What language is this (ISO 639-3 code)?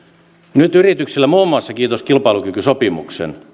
fin